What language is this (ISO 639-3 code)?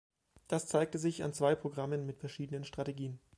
deu